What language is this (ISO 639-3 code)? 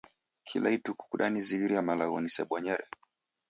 dav